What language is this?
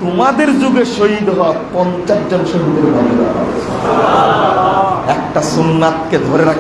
Indonesian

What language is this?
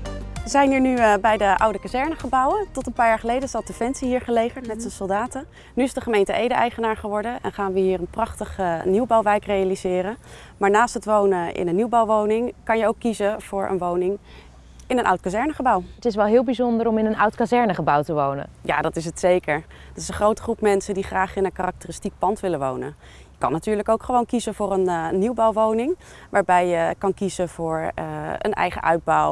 Dutch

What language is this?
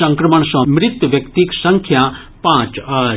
Maithili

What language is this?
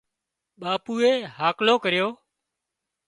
Wadiyara Koli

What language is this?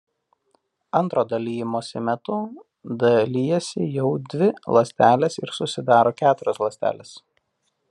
Lithuanian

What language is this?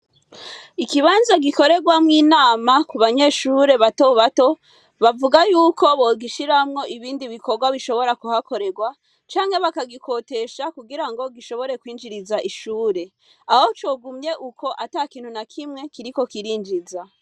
Rundi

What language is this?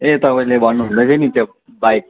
Nepali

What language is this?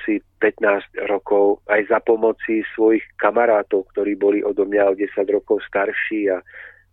Czech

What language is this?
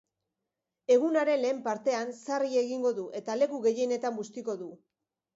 Basque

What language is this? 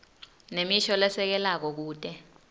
Swati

